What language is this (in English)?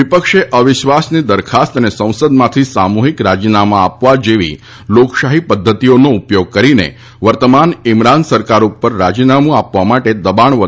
Gujarati